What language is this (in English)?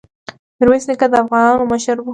Pashto